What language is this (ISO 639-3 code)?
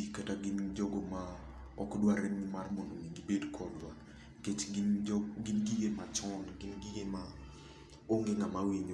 luo